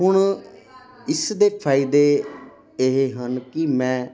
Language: Punjabi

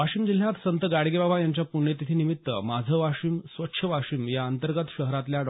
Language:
Marathi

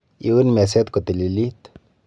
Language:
Kalenjin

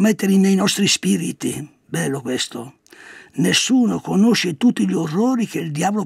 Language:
Italian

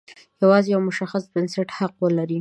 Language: Pashto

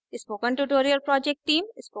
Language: Hindi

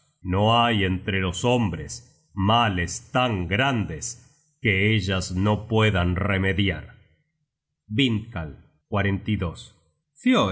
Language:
Spanish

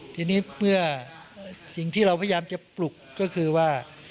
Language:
Thai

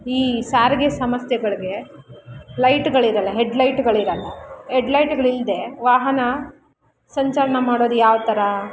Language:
Kannada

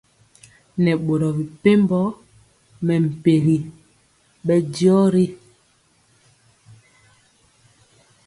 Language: Mpiemo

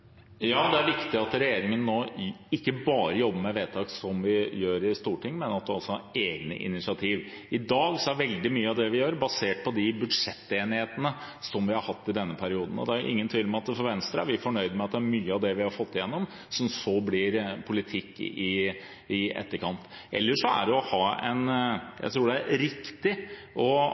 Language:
Norwegian Bokmål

